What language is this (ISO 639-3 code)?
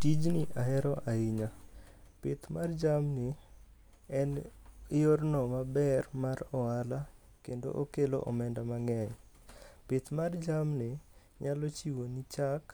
luo